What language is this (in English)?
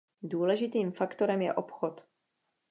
Czech